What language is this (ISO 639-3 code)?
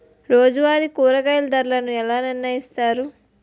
tel